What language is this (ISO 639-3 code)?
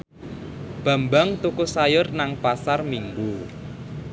jav